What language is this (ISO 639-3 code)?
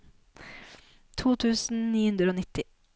nor